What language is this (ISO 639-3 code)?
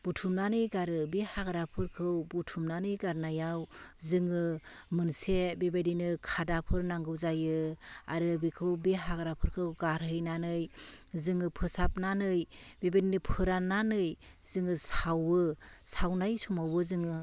brx